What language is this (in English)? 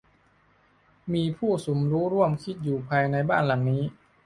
Thai